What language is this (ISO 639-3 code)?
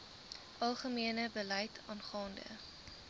afr